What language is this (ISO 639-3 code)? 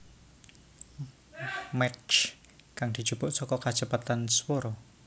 jav